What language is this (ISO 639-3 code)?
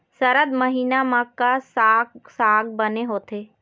hne